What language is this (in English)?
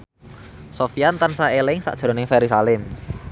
Javanese